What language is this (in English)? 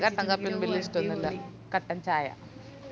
Malayalam